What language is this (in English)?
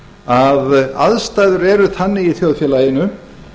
Icelandic